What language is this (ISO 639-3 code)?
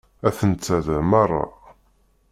kab